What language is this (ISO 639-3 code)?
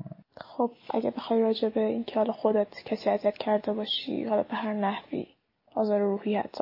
fas